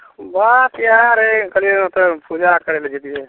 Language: Maithili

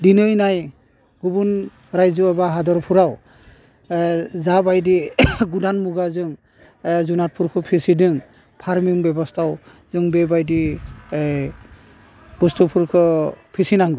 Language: Bodo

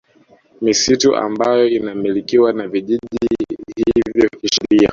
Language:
Swahili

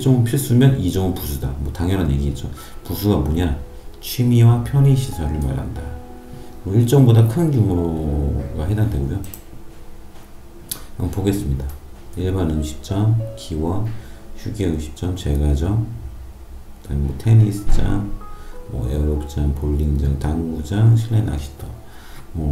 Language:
Korean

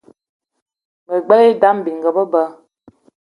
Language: Eton (Cameroon)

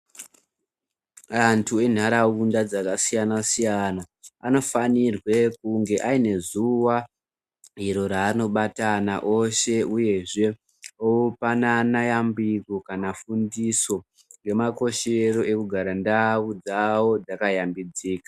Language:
Ndau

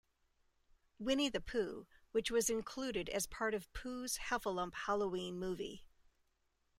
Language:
English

